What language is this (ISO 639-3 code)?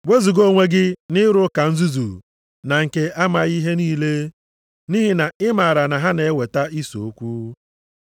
ibo